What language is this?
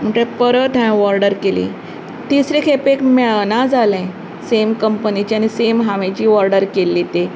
Konkani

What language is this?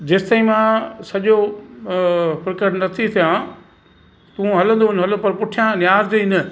Sindhi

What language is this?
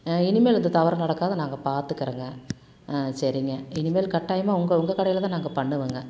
Tamil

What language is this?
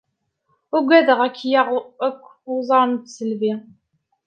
Kabyle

